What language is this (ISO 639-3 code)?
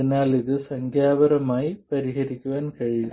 mal